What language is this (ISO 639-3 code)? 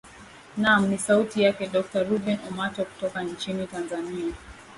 swa